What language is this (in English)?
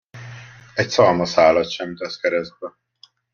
Hungarian